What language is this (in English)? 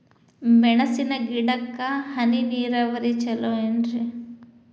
Kannada